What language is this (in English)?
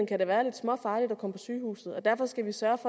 Danish